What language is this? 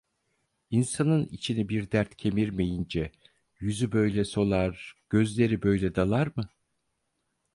Turkish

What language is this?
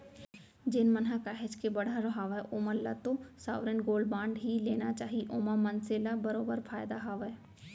Chhattisgarhi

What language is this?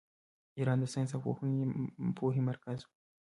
Pashto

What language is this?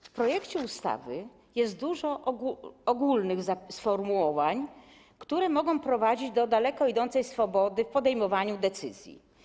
Polish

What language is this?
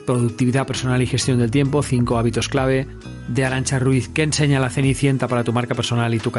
Spanish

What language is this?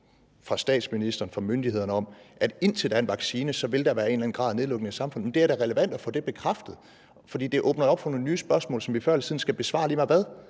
Danish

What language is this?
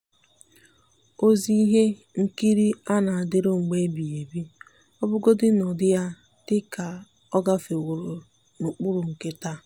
Igbo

